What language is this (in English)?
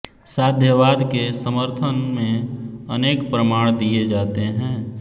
Hindi